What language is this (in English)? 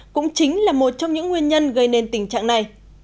Vietnamese